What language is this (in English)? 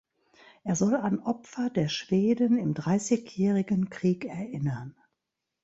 German